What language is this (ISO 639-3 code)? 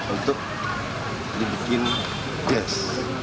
ind